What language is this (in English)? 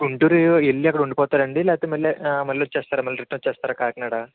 Telugu